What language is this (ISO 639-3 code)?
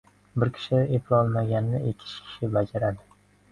uzb